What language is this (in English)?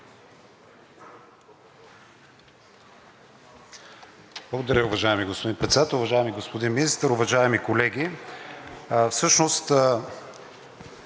Bulgarian